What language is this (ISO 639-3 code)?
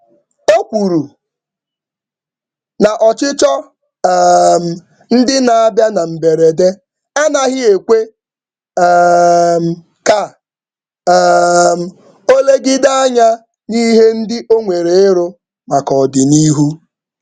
ibo